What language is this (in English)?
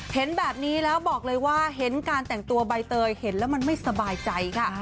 Thai